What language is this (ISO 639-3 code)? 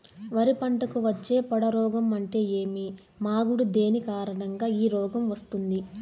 tel